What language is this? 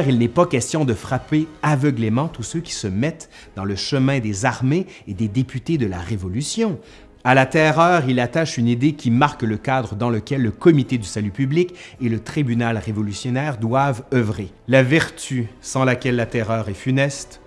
French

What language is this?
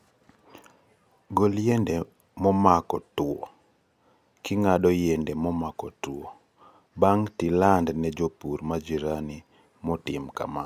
Luo (Kenya and Tanzania)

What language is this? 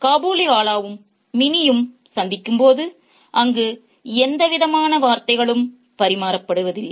Tamil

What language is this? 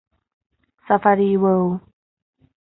Thai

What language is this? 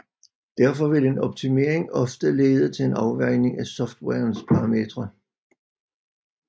Danish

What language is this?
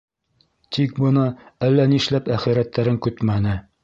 Bashkir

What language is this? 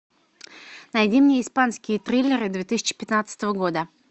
Russian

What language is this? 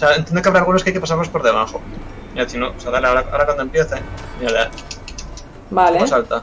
Spanish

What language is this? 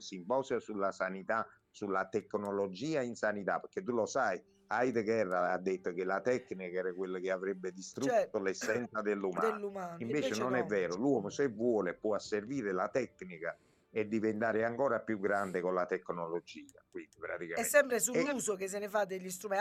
Italian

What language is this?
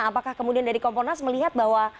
Indonesian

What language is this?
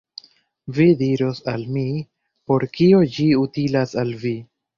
Esperanto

